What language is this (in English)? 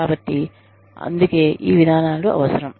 Telugu